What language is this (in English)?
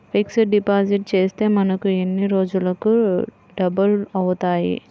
Telugu